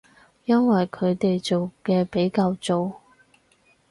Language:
Cantonese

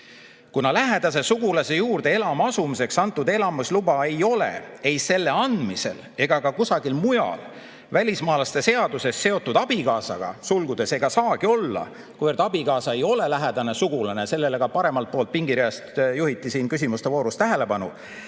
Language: Estonian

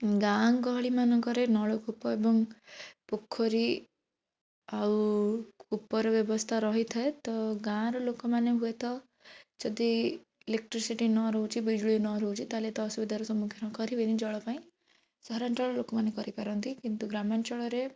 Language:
Odia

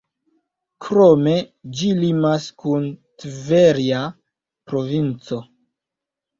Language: Esperanto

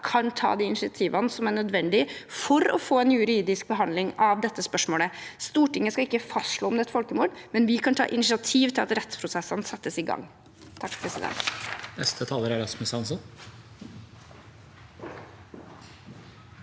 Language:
Norwegian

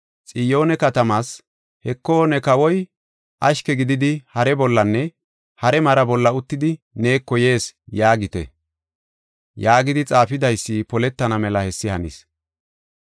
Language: Gofa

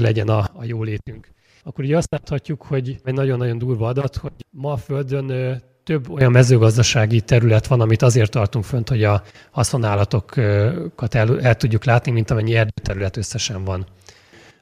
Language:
Hungarian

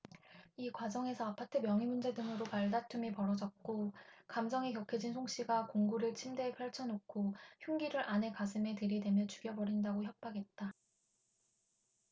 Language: Korean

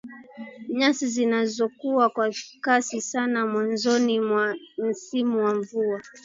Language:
Swahili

